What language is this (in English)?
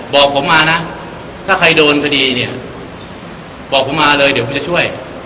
Thai